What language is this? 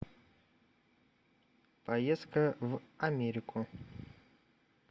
Russian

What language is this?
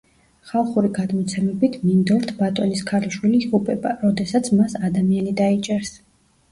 Georgian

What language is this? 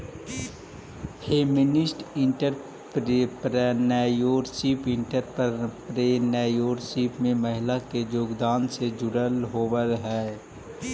Magahi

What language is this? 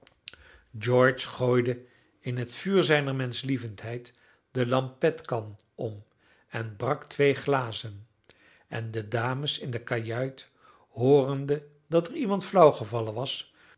Dutch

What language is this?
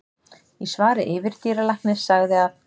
Icelandic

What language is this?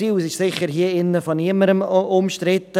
Swiss German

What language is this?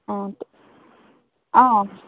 Assamese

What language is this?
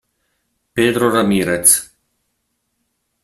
Italian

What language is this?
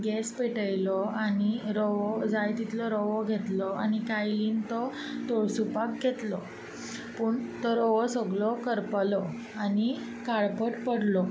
Konkani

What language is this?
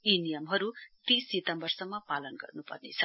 Nepali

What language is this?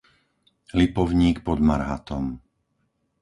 Slovak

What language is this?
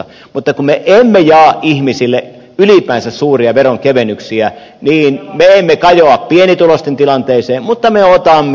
Finnish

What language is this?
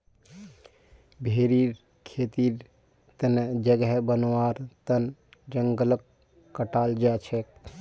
Magahi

